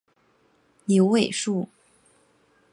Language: Chinese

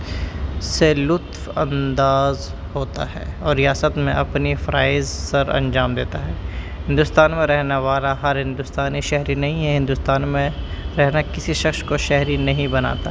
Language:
Urdu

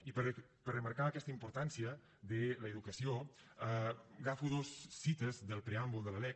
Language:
Catalan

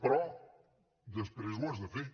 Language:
Catalan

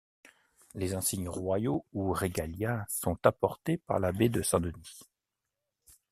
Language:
French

